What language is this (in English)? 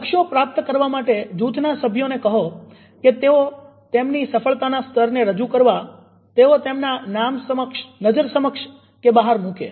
Gujarati